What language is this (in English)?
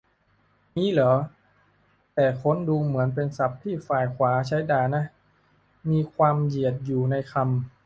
Thai